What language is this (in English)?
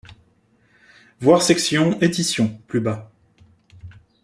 French